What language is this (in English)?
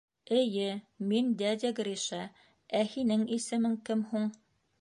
Bashkir